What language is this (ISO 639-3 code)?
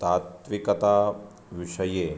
san